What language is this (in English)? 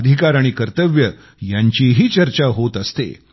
Marathi